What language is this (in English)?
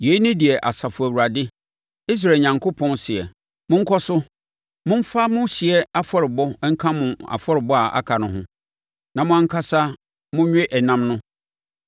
Akan